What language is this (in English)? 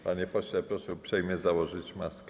Polish